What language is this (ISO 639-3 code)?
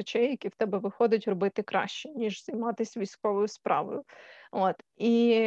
ukr